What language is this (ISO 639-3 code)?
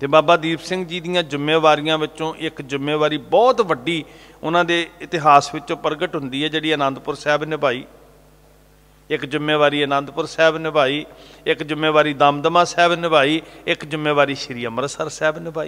pan